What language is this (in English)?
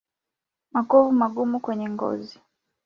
Swahili